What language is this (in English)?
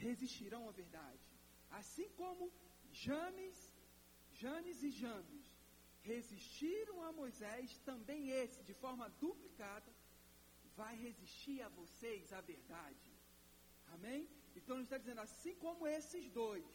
Portuguese